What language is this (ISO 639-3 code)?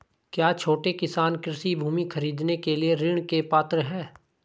hin